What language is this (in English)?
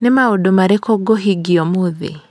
Kikuyu